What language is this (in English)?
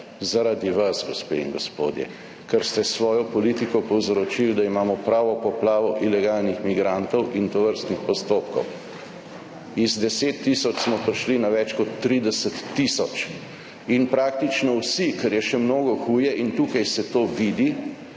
Slovenian